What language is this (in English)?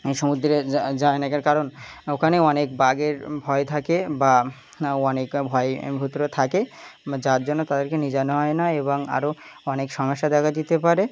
Bangla